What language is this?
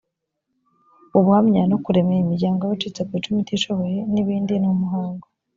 Kinyarwanda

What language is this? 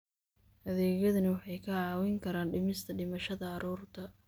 Somali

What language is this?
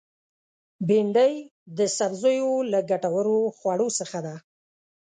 Pashto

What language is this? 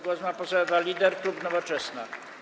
Polish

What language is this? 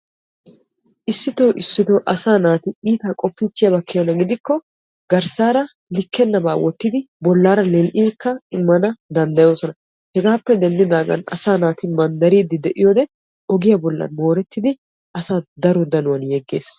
Wolaytta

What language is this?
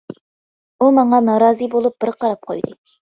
Uyghur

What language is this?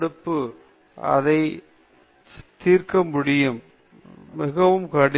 Tamil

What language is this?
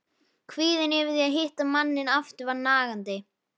Icelandic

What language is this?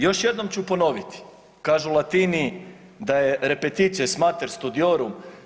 Croatian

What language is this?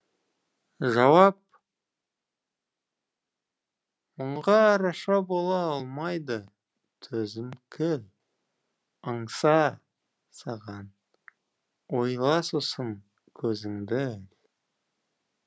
Kazakh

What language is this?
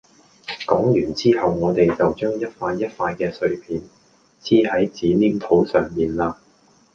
Cantonese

